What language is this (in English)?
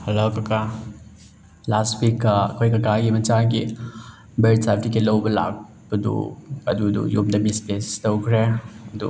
Manipuri